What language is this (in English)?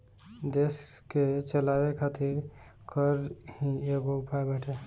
Bhojpuri